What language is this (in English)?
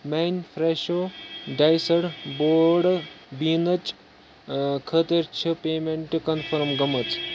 Kashmiri